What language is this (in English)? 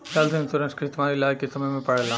Bhojpuri